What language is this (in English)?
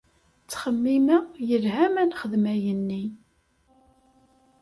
Kabyle